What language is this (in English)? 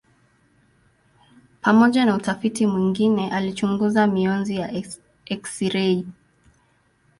Swahili